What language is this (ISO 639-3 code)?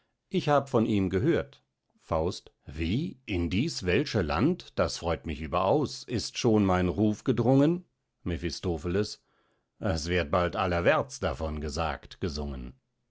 deu